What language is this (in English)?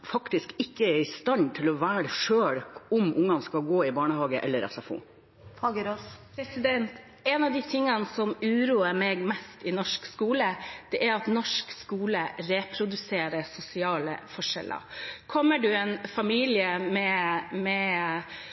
Norwegian Bokmål